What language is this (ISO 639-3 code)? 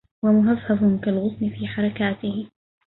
ara